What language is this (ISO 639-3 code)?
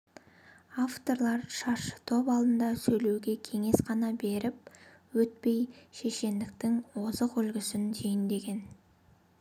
kaz